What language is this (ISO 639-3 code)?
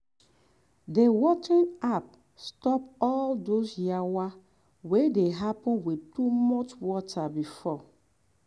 pcm